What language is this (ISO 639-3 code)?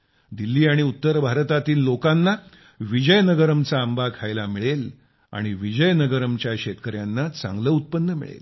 mar